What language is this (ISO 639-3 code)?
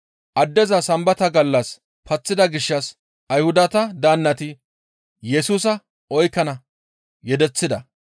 gmv